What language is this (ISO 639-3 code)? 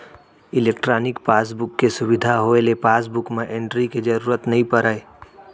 hne